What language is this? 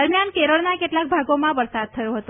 Gujarati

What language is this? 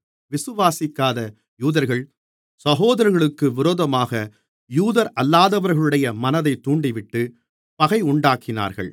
Tamil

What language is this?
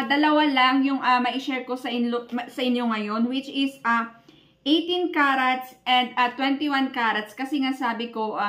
Filipino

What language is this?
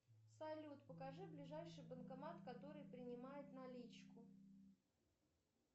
Russian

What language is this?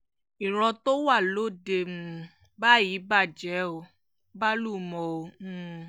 Yoruba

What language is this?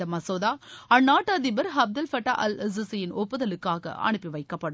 Tamil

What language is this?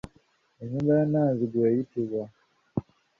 Ganda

